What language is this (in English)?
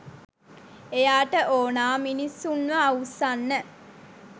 Sinhala